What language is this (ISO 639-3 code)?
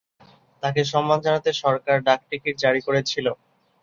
ben